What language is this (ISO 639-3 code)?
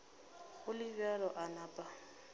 nso